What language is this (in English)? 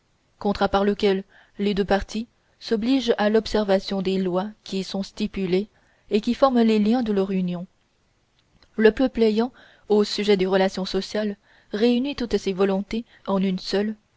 French